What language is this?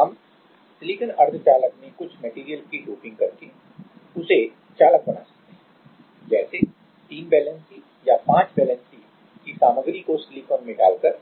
Hindi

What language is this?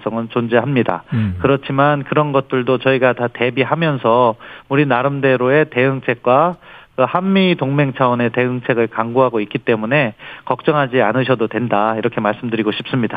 Korean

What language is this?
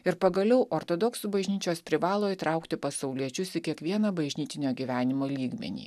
Lithuanian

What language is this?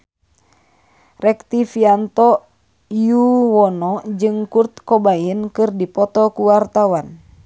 Sundanese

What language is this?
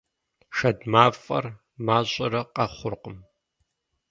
Kabardian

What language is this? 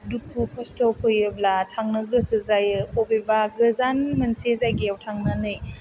Bodo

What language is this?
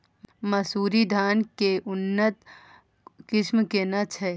Maithili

